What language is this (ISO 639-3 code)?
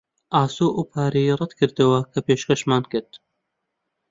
ckb